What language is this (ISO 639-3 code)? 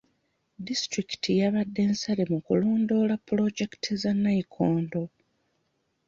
lug